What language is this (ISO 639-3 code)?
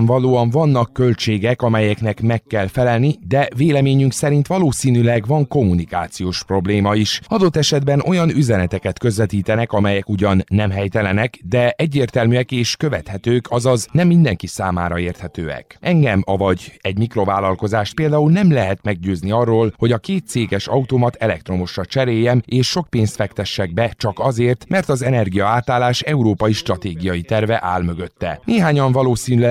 hun